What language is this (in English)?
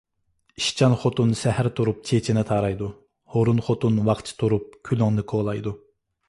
Uyghur